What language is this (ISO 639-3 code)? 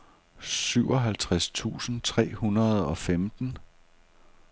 dan